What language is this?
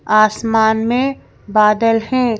Hindi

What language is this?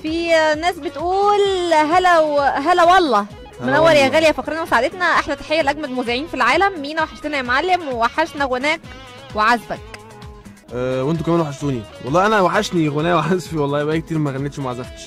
Arabic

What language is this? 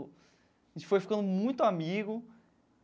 Portuguese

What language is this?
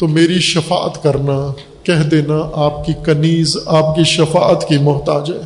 Urdu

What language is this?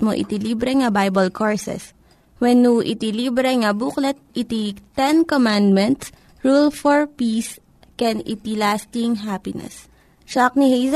Filipino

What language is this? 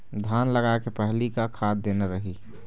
Chhattisgarhi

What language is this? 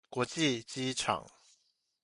Chinese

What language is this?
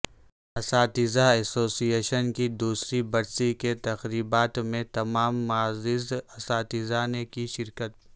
Urdu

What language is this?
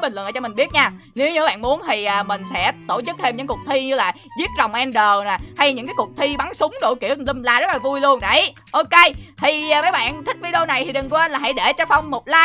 Vietnamese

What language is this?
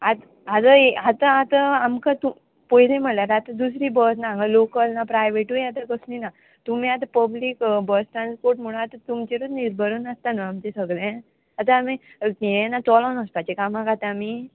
Konkani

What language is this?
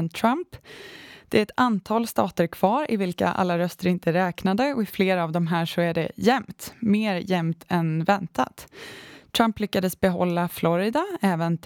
Swedish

